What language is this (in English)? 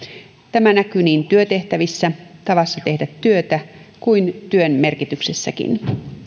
Finnish